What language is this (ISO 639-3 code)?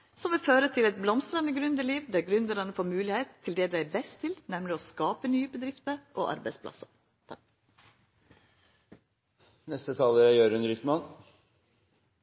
nno